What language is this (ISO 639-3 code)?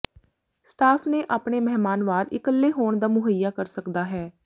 pan